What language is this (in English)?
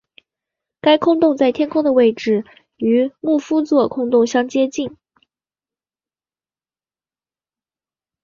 Chinese